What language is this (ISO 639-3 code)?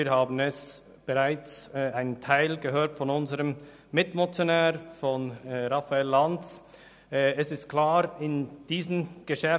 gsw